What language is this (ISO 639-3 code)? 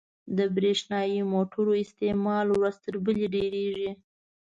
pus